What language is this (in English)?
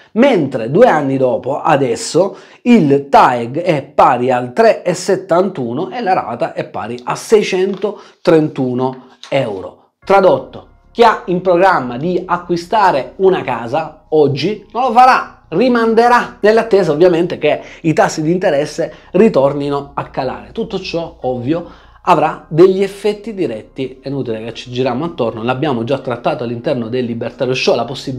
Italian